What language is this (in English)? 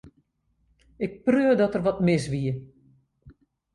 Western Frisian